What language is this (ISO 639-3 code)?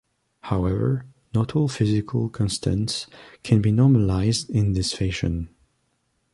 eng